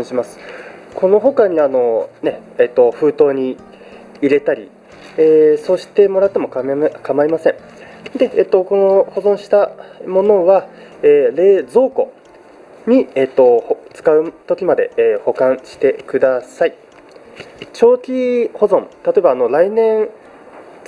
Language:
Japanese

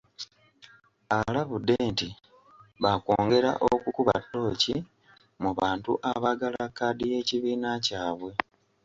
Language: Ganda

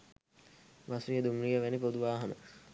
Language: Sinhala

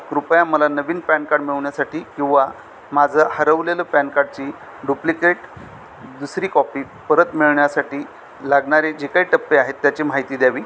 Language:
Marathi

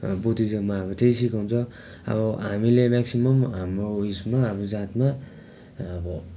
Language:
Nepali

